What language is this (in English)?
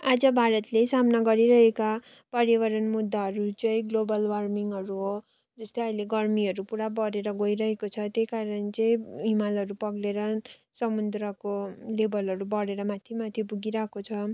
Nepali